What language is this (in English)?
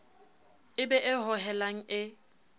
Southern Sotho